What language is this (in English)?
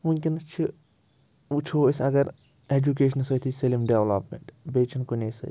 Kashmiri